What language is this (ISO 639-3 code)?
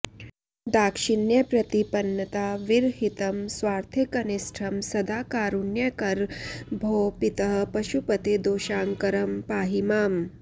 san